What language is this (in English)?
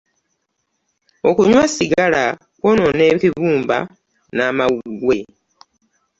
Ganda